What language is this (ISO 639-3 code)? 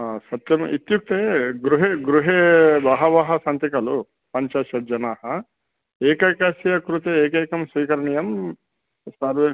san